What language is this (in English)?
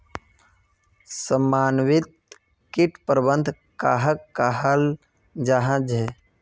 Magahi